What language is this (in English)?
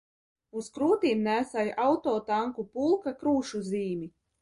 Latvian